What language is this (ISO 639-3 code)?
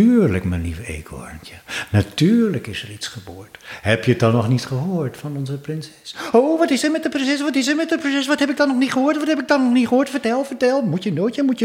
nld